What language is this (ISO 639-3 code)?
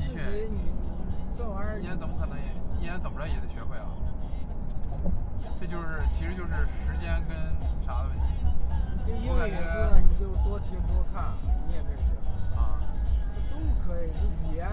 zho